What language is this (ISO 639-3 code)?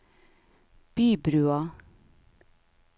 nor